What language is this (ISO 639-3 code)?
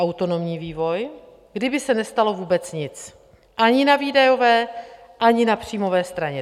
ces